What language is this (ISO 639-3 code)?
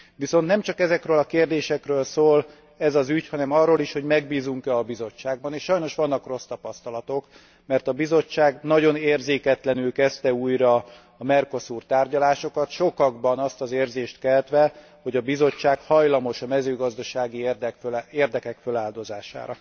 hun